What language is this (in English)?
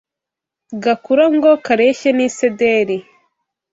Kinyarwanda